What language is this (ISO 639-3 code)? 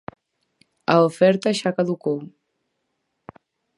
glg